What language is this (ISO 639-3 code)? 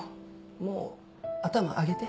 jpn